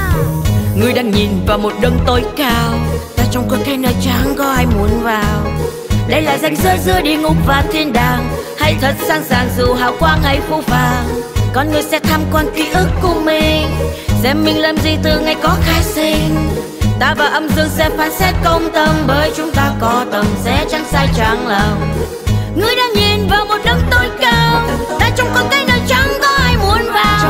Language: Vietnamese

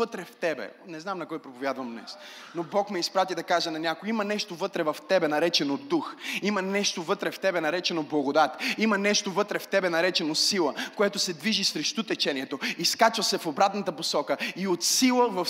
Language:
Bulgarian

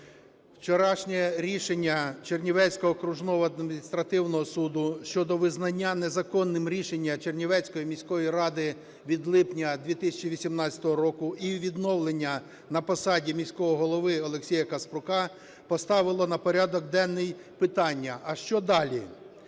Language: Ukrainian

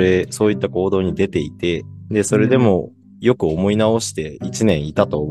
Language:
Japanese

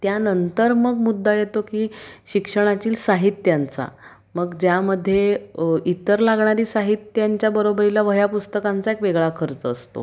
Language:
Marathi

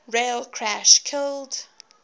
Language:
English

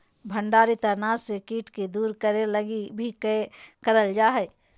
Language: Magahi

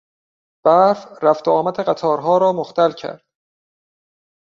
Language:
Persian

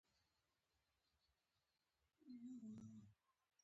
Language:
Pashto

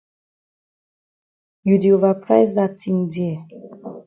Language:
Cameroon Pidgin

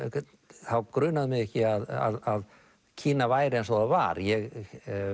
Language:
Icelandic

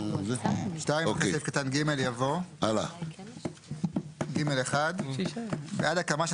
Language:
Hebrew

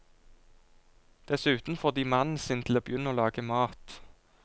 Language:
Norwegian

